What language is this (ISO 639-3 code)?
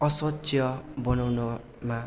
nep